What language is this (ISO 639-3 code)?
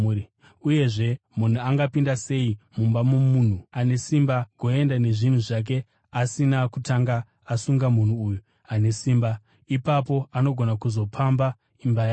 sna